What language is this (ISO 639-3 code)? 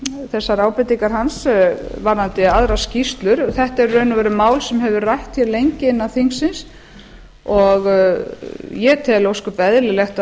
isl